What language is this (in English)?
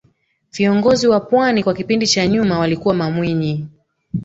Swahili